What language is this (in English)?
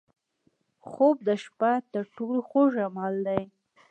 Pashto